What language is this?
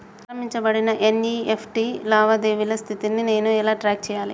Telugu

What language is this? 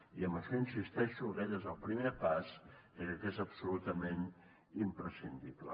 Catalan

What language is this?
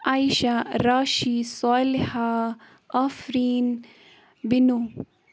Kashmiri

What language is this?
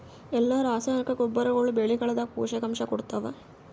Kannada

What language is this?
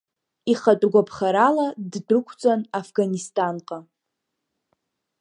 Abkhazian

